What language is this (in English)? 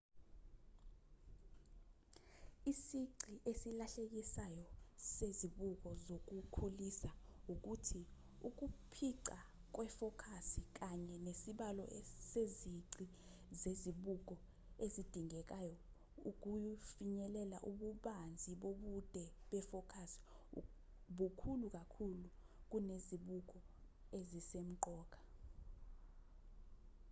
Zulu